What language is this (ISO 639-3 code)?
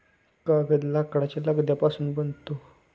mar